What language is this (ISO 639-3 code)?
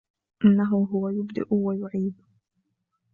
ara